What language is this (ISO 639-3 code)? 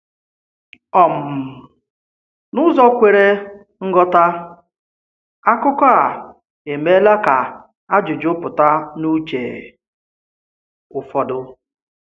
ibo